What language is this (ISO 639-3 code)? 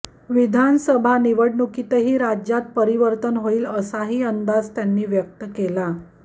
mar